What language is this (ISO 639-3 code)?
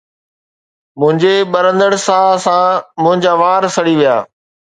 snd